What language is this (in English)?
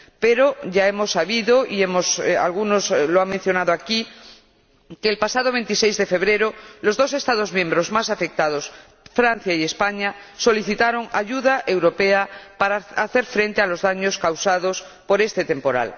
Spanish